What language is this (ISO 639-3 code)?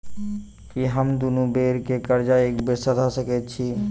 mai